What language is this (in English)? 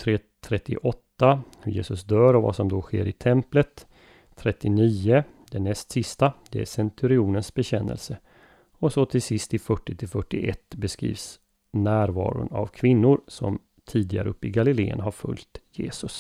Swedish